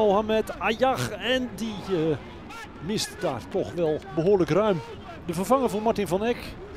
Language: Dutch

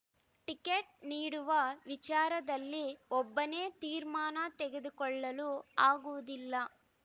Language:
Kannada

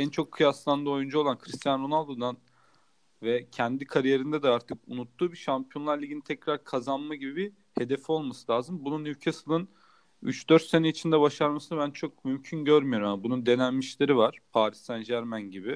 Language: Turkish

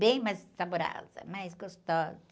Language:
Portuguese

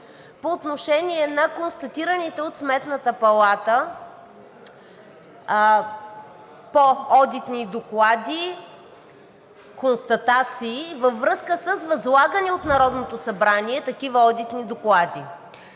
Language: Bulgarian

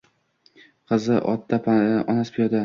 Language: Uzbek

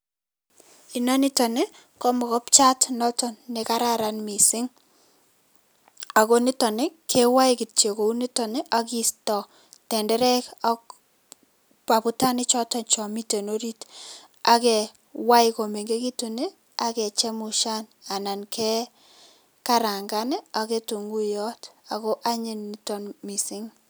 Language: Kalenjin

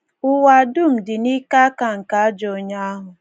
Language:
Igbo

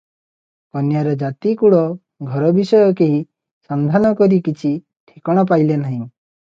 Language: Odia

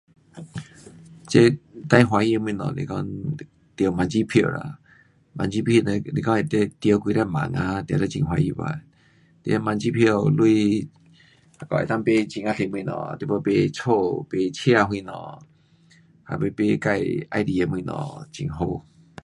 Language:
Pu-Xian Chinese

